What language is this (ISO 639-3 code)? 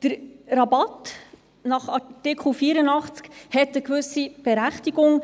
gsw